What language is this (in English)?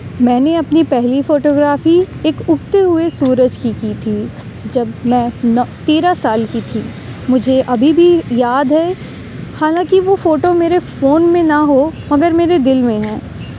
Urdu